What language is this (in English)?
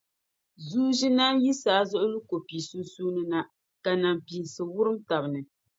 Dagbani